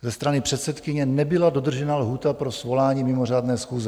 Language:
Czech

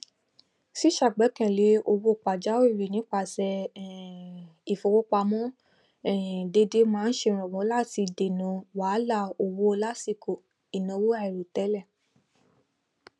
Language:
Yoruba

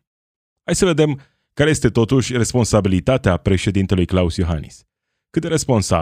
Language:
Romanian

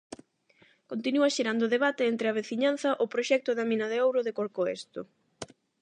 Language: Galician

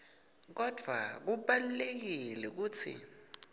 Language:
Swati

